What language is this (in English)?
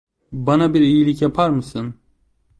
Turkish